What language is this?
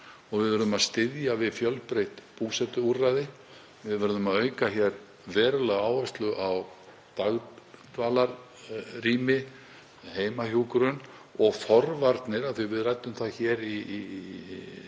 Icelandic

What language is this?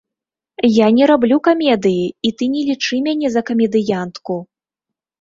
Belarusian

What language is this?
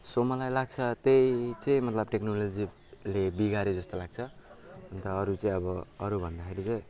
Nepali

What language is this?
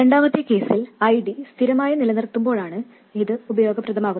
Malayalam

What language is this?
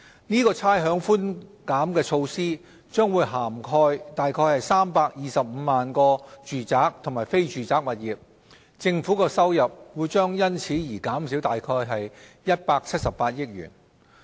Cantonese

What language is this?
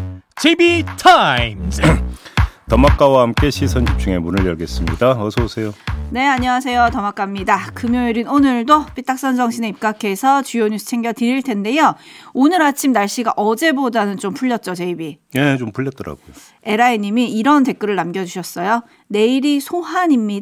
Korean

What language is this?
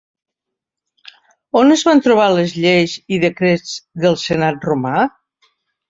Catalan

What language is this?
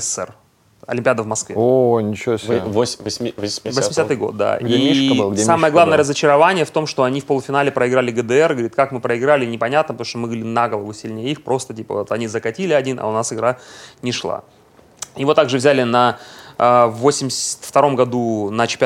Russian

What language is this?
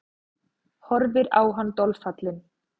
Icelandic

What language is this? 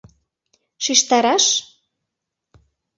Mari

